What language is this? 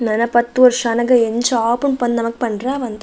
Tulu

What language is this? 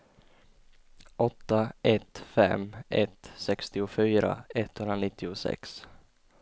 Swedish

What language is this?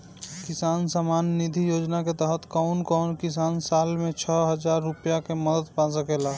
Bhojpuri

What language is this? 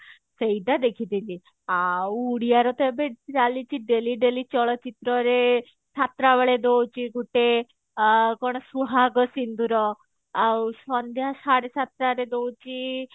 Odia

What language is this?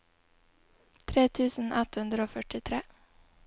Norwegian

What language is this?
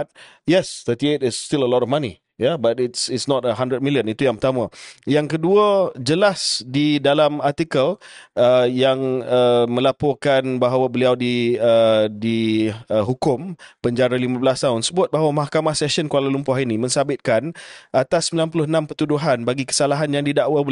Malay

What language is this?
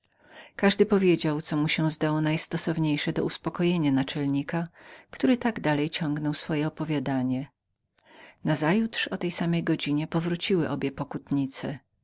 Polish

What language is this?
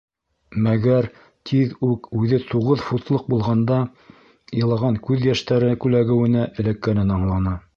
Bashkir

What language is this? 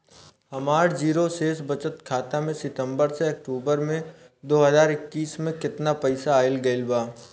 Bhojpuri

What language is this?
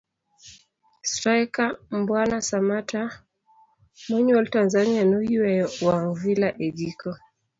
Luo (Kenya and Tanzania)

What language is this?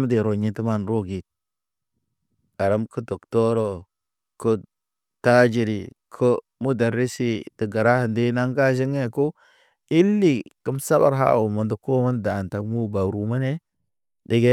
Naba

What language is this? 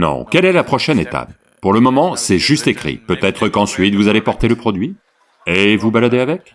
French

